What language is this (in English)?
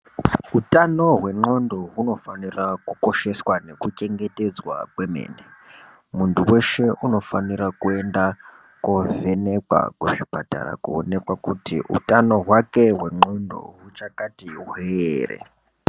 Ndau